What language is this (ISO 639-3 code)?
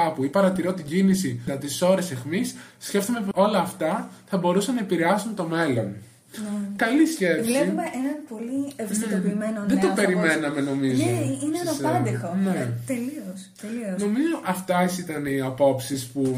ell